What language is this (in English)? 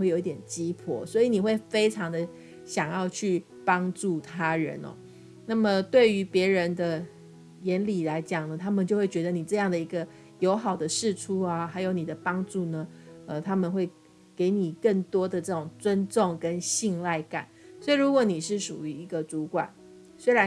Chinese